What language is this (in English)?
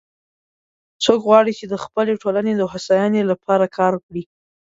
Pashto